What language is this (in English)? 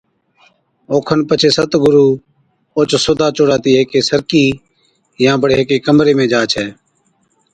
Od